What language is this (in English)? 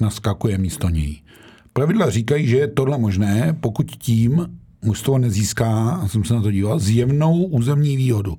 Czech